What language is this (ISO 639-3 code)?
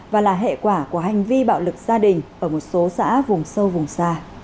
vie